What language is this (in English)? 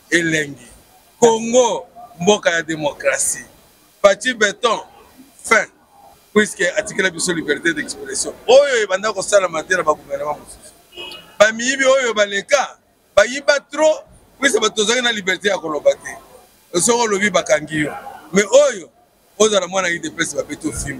French